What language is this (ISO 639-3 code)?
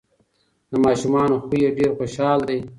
pus